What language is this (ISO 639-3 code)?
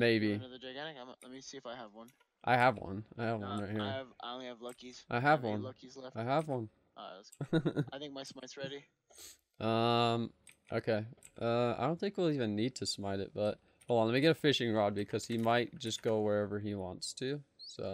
eng